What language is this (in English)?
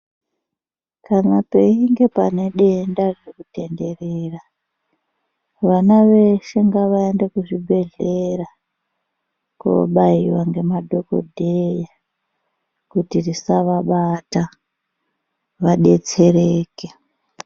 Ndau